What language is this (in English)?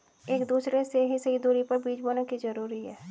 Hindi